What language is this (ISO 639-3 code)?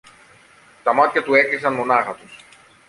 ell